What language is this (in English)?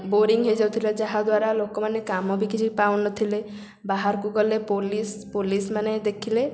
Odia